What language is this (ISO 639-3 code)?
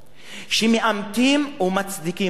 heb